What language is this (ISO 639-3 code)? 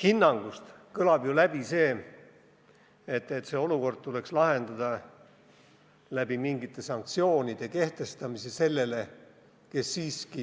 est